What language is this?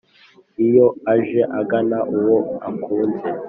Kinyarwanda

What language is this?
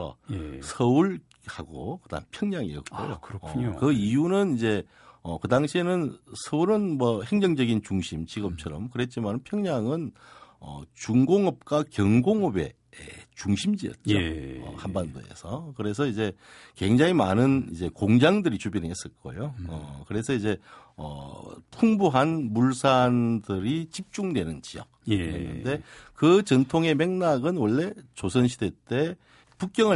Korean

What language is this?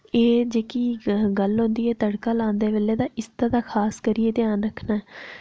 Dogri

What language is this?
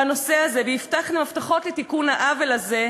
Hebrew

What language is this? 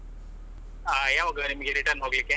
Kannada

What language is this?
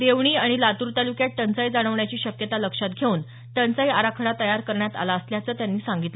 Marathi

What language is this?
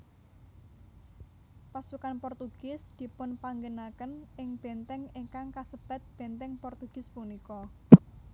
Javanese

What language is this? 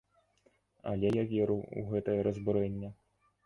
Belarusian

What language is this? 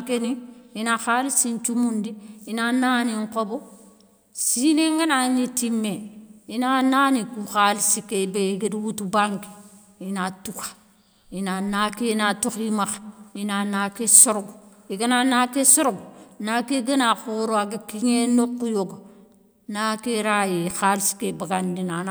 Soninke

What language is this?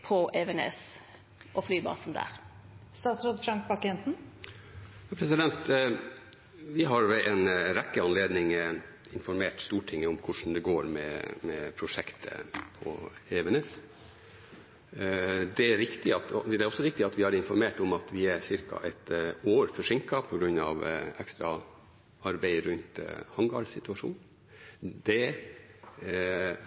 Norwegian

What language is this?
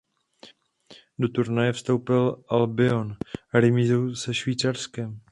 Czech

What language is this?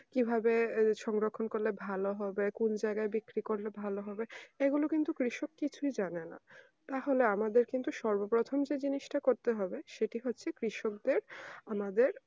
Bangla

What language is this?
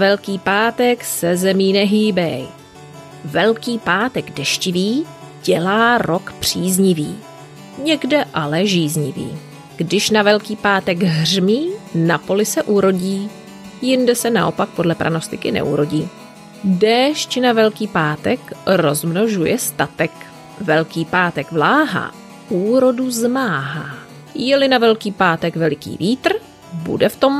Czech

